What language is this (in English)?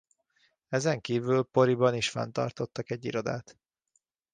Hungarian